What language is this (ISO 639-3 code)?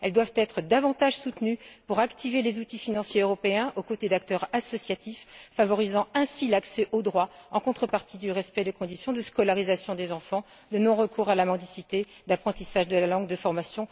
fra